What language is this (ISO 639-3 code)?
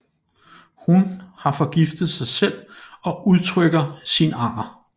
dan